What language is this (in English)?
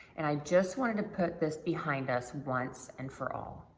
English